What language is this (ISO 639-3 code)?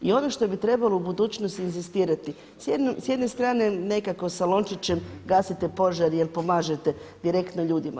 hrv